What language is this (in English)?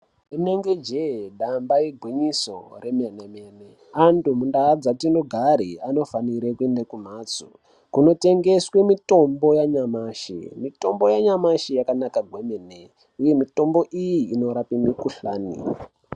Ndau